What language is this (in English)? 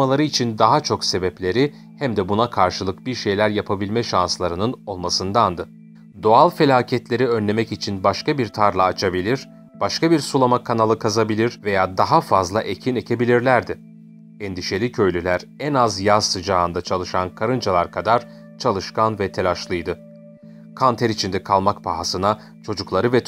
Turkish